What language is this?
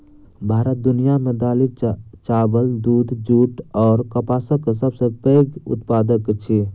Maithili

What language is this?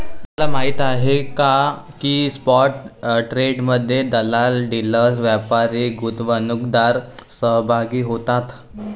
Marathi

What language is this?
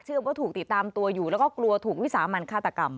Thai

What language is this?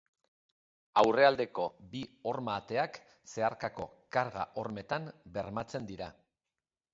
Basque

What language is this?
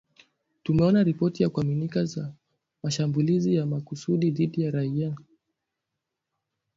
Swahili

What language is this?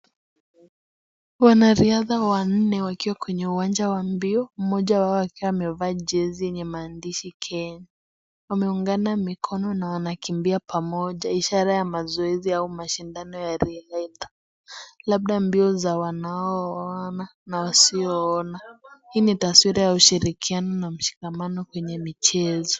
Swahili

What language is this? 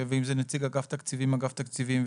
Hebrew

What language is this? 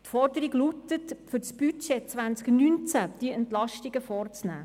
Swiss German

